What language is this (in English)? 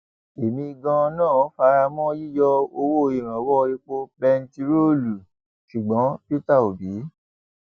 Yoruba